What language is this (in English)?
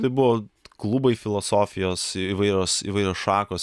Lithuanian